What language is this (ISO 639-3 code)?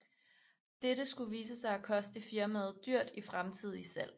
dan